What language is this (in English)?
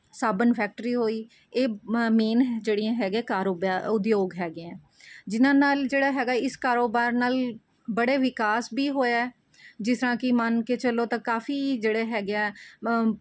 Punjabi